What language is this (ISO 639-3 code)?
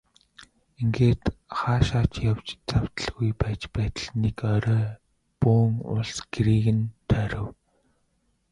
mon